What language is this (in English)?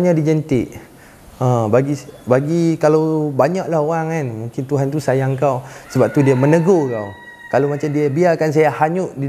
Malay